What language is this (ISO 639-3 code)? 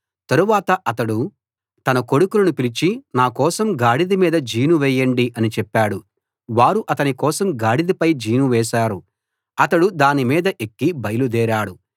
tel